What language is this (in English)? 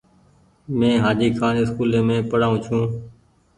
Goaria